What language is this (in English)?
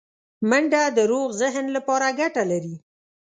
Pashto